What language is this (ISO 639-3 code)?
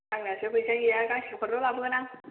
brx